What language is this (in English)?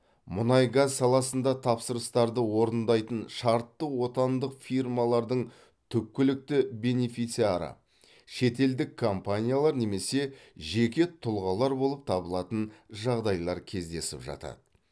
Kazakh